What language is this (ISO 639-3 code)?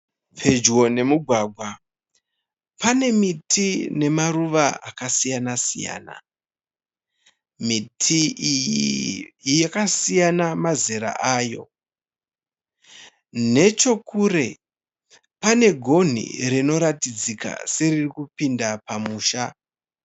sna